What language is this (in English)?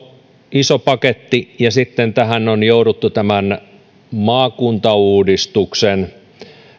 Finnish